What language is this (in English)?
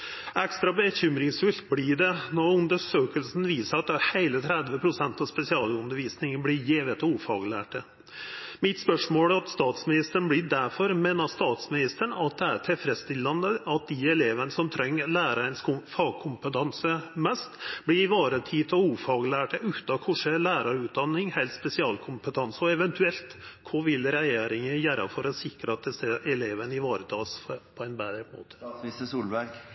Norwegian Nynorsk